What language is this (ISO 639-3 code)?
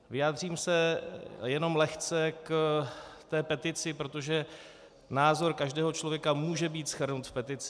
ces